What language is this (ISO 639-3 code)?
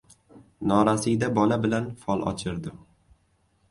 uzb